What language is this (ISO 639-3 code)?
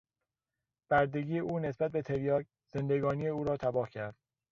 fas